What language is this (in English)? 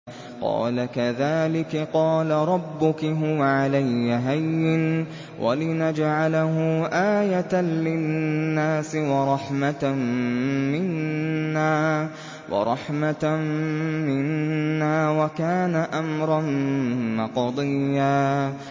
Arabic